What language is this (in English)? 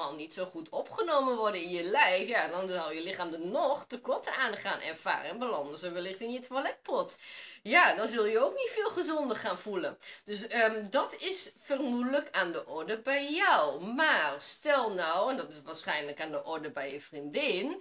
Dutch